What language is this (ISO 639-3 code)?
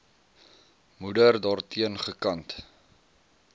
afr